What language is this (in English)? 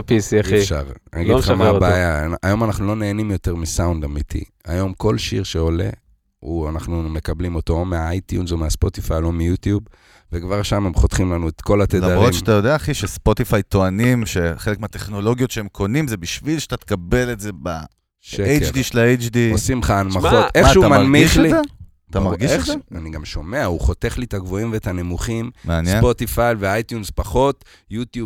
Hebrew